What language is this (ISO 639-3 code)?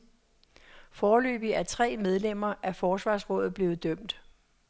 dan